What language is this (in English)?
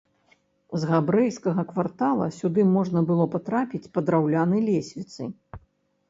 Belarusian